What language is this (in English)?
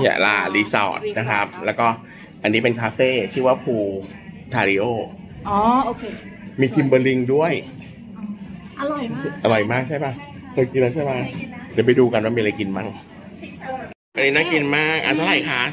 Thai